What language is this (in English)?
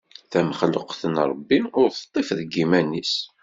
Kabyle